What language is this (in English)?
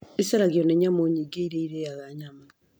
Kikuyu